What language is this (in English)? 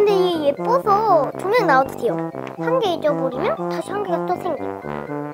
Korean